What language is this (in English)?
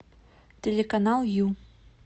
Russian